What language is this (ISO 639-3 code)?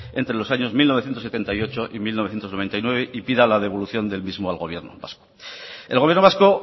spa